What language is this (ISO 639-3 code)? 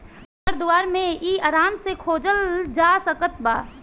bho